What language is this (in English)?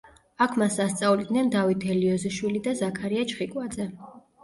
Georgian